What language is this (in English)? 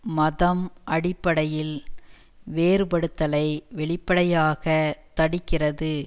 Tamil